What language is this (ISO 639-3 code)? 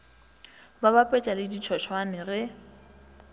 nso